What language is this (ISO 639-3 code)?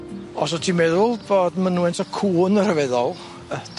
cym